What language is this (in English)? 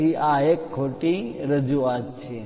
Gujarati